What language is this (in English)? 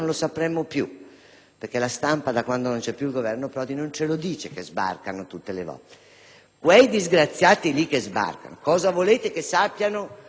Italian